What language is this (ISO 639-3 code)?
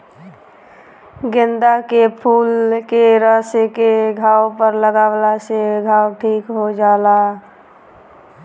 bho